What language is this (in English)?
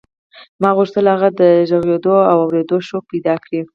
Pashto